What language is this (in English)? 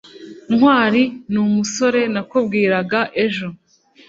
Kinyarwanda